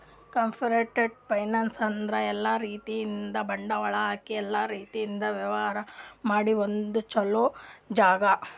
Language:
Kannada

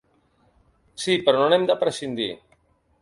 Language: Catalan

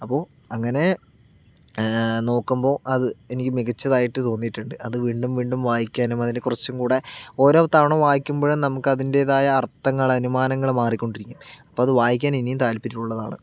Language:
Malayalam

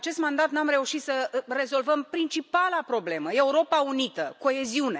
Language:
Romanian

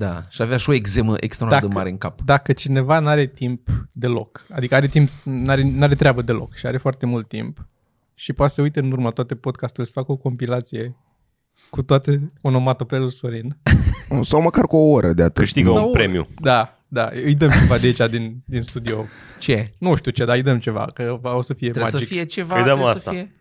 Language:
Romanian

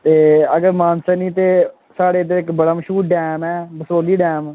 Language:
Dogri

